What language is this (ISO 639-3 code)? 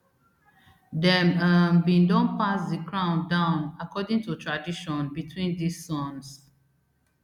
pcm